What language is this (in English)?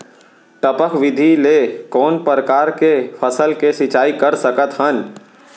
Chhattisgarhi